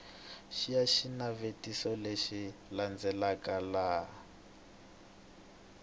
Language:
Tsonga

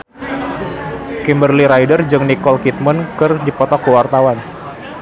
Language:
Sundanese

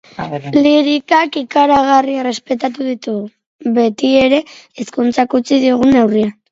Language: Basque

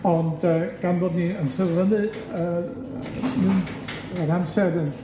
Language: Welsh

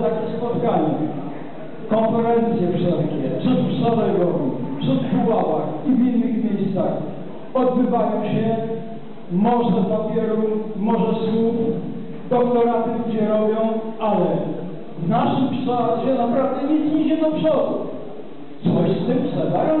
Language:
Polish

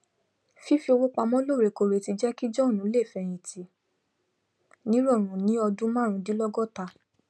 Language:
Yoruba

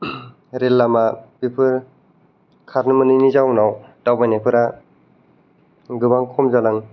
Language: Bodo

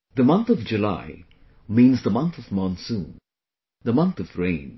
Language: English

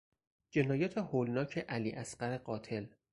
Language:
Persian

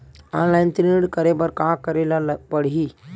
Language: Chhattisgarhi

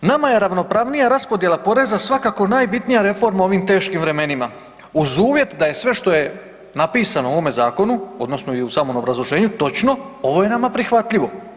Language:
Croatian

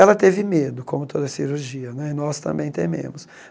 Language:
Portuguese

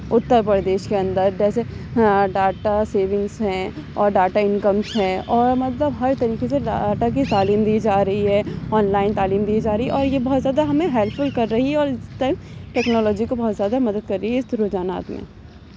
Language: Urdu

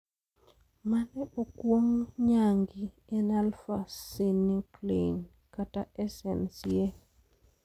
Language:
Luo (Kenya and Tanzania)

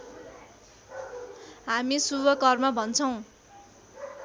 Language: Nepali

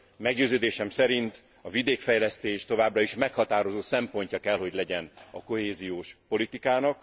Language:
Hungarian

